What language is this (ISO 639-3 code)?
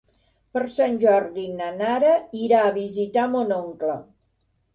cat